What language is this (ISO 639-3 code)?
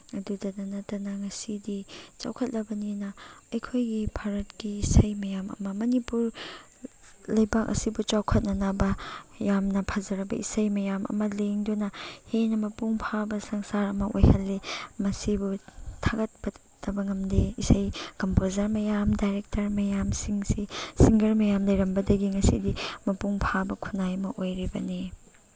mni